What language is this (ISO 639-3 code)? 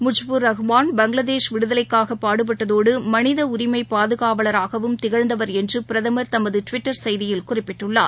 tam